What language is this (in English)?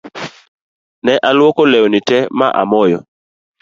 Luo (Kenya and Tanzania)